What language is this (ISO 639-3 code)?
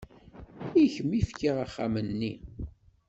kab